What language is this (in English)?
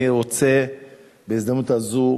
Hebrew